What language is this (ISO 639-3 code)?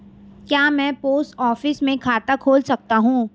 hin